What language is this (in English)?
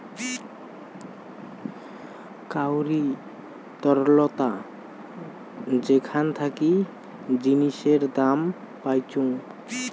Bangla